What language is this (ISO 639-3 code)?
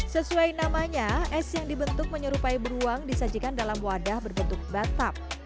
ind